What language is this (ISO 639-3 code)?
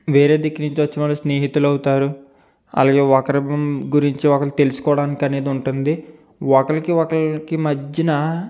tel